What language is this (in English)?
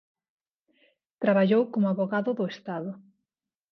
Galician